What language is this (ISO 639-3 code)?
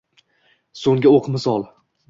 uzb